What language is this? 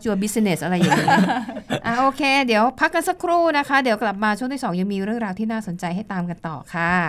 Thai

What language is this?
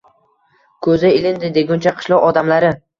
Uzbek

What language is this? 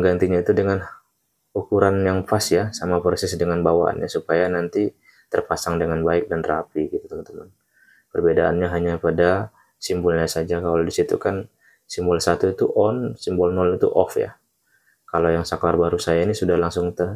Indonesian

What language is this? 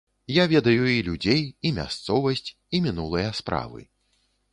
Belarusian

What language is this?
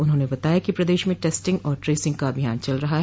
Hindi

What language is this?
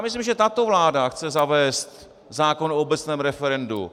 Czech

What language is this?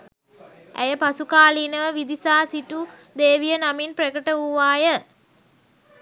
Sinhala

